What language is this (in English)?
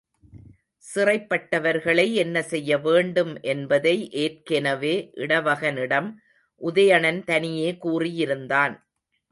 Tamil